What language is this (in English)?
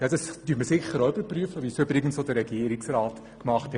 Swiss German